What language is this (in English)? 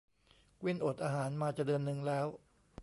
Thai